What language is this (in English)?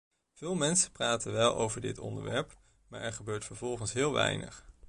Dutch